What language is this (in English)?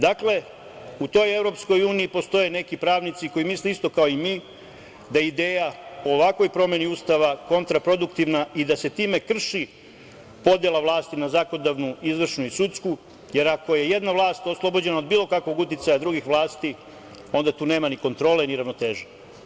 Serbian